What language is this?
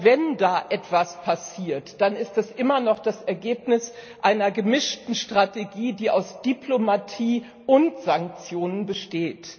German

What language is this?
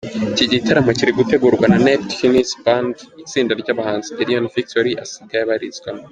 Kinyarwanda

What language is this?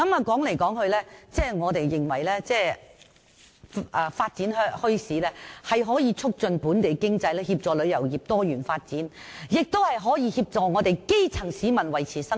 Cantonese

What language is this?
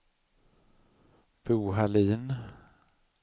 Swedish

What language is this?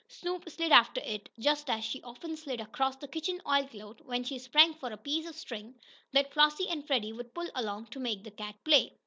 English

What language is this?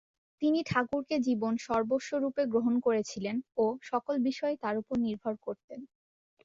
Bangla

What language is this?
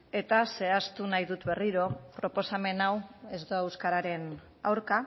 Basque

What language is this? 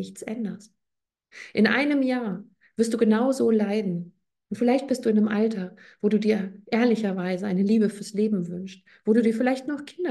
German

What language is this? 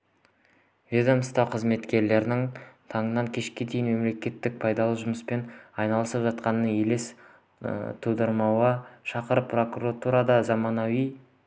Kazakh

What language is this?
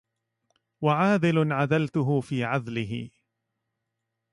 Arabic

